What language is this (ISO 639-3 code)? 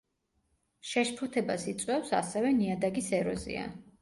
kat